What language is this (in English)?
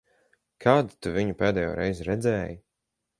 Latvian